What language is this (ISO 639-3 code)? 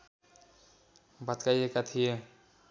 nep